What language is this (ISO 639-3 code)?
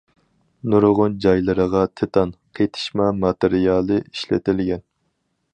uig